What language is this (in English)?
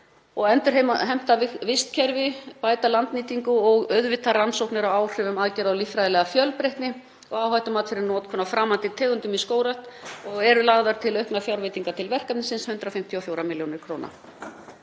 Icelandic